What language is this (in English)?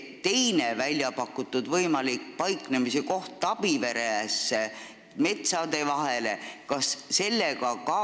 Estonian